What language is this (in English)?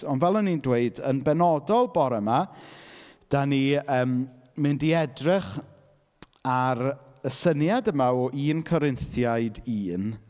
Welsh